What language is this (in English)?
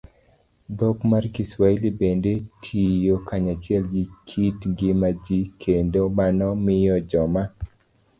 Luo (Kenya and Tanzania)